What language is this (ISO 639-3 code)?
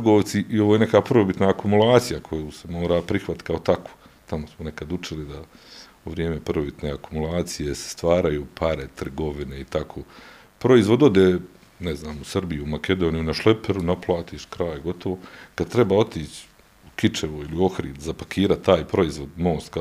hrv